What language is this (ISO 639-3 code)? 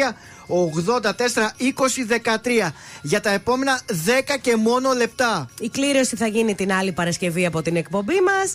ell